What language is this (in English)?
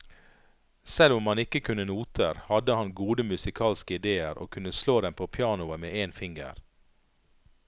Norwegian